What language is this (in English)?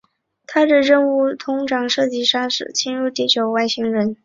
Chinese